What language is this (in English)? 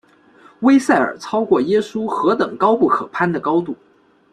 Chinese